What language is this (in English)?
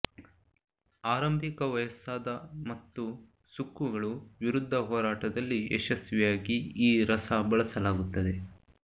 Kannada